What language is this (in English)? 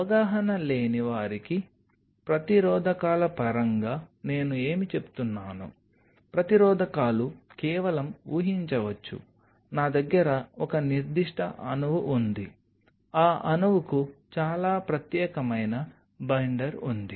Telugu